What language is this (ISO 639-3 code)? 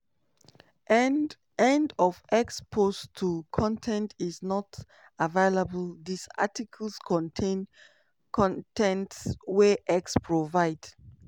pcm